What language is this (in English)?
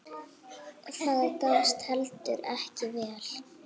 Icelandic